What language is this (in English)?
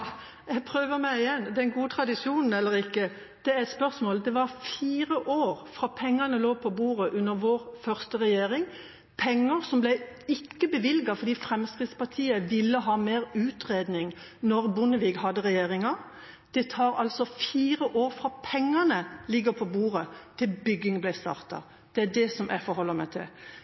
Norwegian Bokmål